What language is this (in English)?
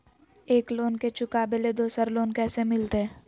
Magahi